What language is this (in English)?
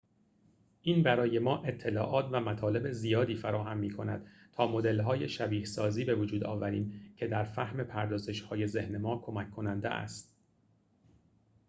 Persian